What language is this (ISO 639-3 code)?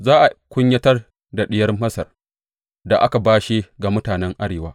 hau